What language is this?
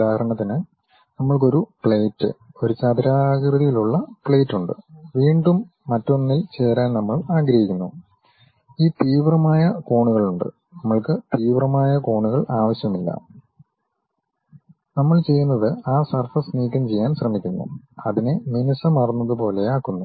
Malayalam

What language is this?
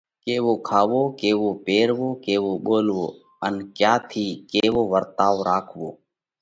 Parkari Koli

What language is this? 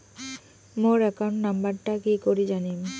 Bangla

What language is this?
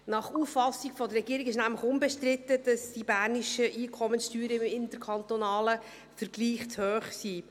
Swiss German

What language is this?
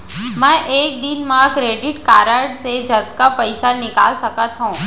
Chhattisgarhi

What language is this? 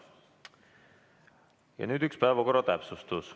Estonian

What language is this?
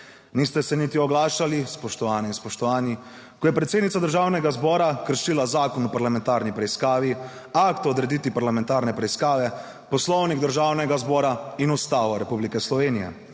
Slovenian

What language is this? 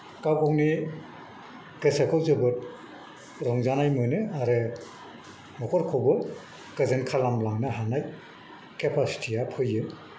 Bodo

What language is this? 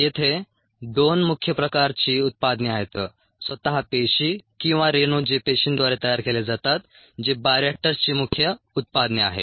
Marathi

